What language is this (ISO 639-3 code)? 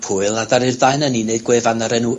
cym